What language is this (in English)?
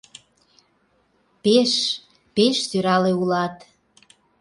Mari